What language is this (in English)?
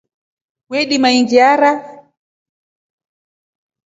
Rombo